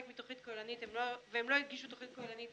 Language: Hebrew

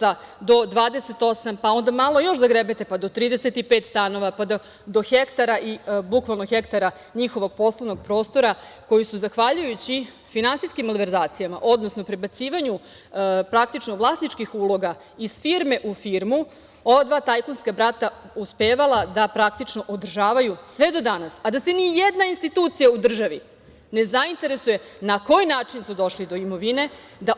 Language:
Serbian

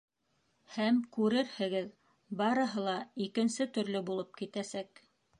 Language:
Bashkir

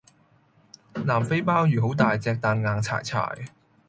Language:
Cantonese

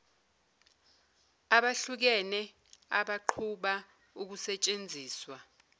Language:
Zulu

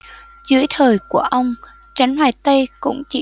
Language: Vietnamese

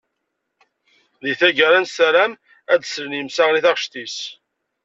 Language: Kabyle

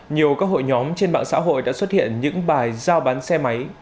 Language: Vietnamese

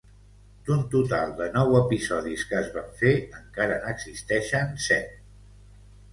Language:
Catalan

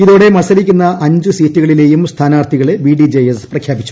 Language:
Malayalam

